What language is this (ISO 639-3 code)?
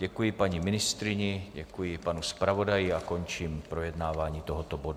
ces